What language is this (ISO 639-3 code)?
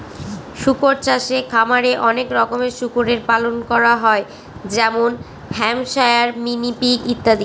ben